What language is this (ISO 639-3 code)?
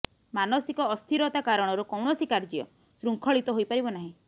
ori